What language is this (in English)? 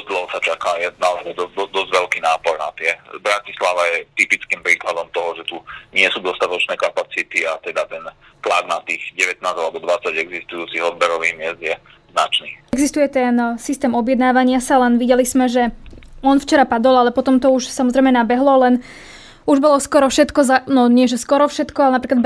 Slovak